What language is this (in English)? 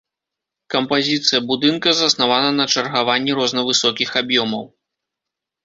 Belarusian